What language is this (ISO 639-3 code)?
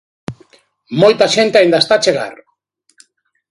glg